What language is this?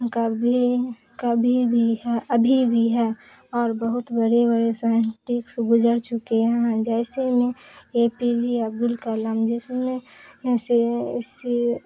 Urdu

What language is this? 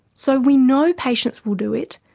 English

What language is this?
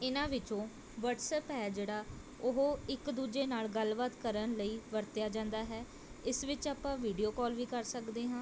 Punjabi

